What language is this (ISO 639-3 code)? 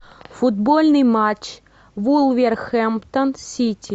rus